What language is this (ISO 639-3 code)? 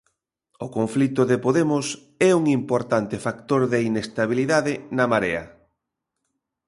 glg